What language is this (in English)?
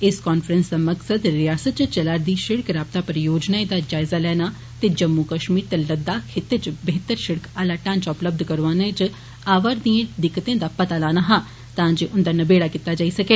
Dogri